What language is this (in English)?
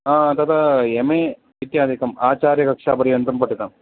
Sanskrit